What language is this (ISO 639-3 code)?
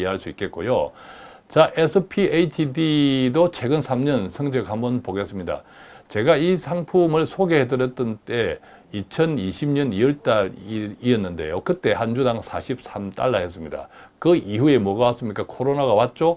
kor